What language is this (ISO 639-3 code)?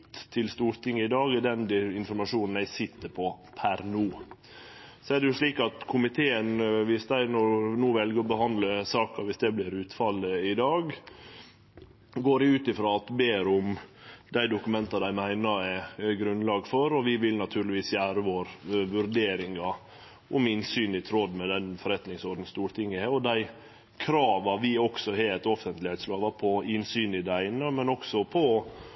nno